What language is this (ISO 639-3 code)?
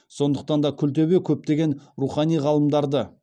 kaz